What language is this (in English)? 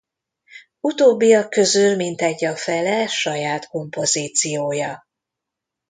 Hungarian